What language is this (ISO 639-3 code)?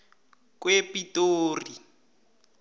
nbl